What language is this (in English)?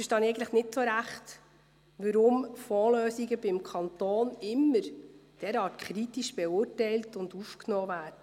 Swiss German